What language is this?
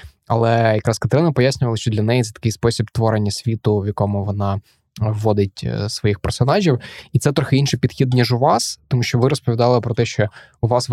Ukrainian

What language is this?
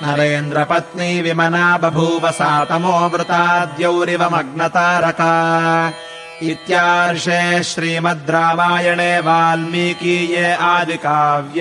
Kannada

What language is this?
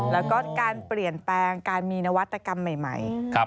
Thai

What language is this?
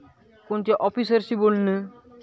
Marathi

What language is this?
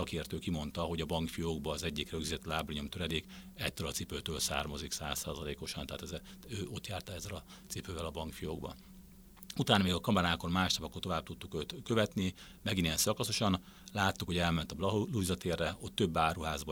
Hungarian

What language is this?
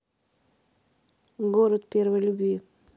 Russian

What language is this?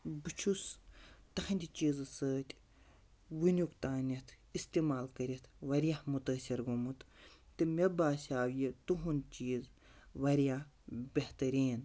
Kashmiri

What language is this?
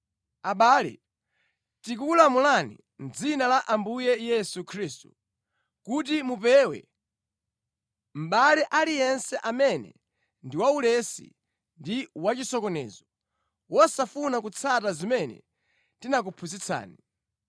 Nyanja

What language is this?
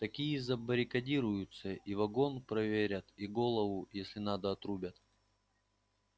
Russian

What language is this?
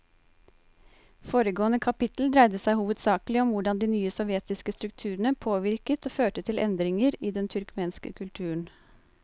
Norwegian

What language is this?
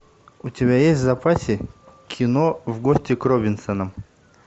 Russian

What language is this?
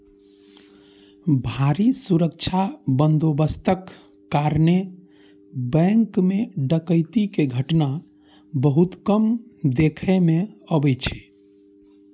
Maithili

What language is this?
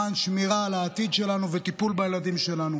Hebrew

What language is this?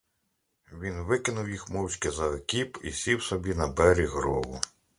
Ukrainian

